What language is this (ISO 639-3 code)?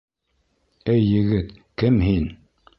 bak